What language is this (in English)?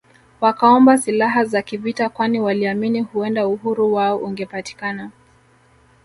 Swahili